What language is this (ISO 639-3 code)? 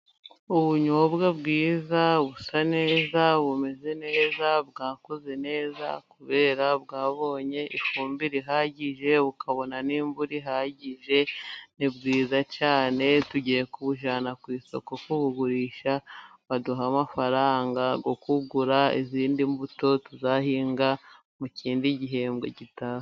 kin